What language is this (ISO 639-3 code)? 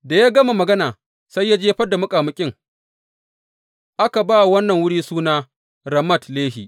hau